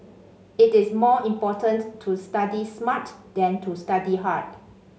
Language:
English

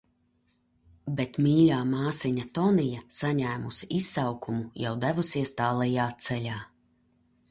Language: Latvian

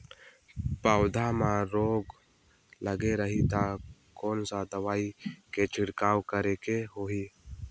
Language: Chhattisgarhi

